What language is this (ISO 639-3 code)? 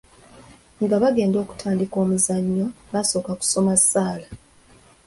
lug